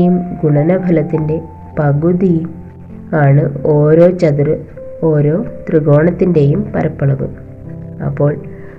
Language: Malayalam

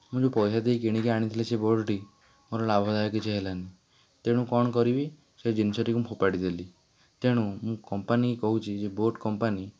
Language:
Odia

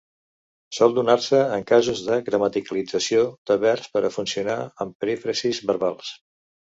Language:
Catalan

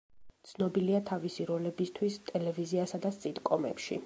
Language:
Georgian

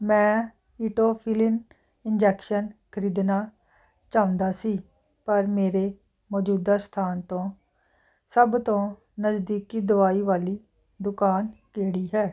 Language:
Punjabi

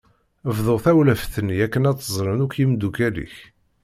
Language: Kabyle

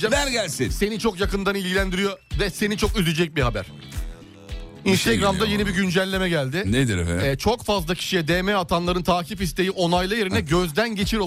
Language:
Turkish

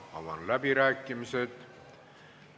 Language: Estonian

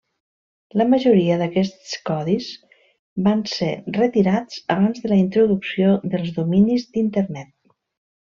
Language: Catalan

